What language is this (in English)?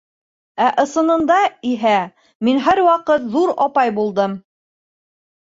Bashkir